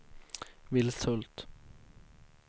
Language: Swedish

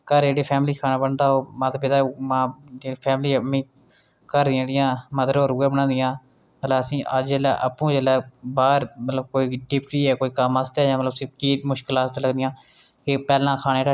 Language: Dogri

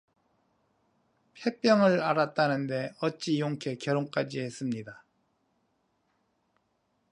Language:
Korean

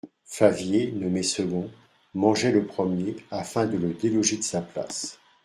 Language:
French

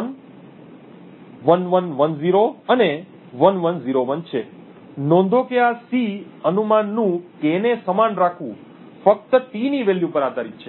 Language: Gujarati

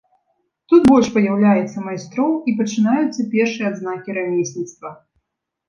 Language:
Belarusian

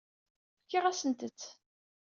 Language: Kabyle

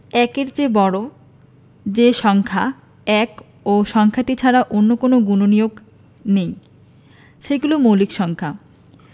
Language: Bangla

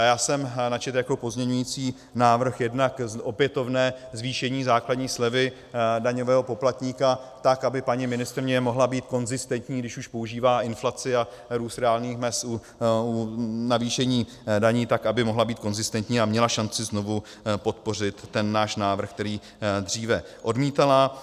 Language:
Czech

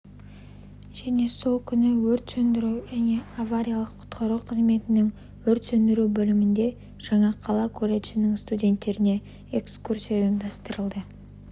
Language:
Kazakh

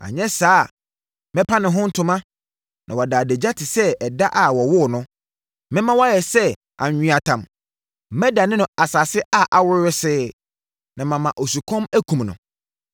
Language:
Akan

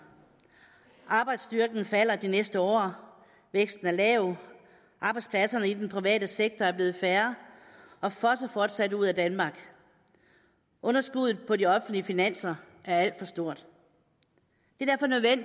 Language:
Danish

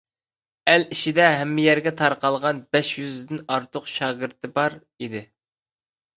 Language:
Uyghur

